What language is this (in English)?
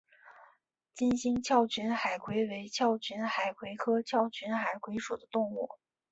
Chinese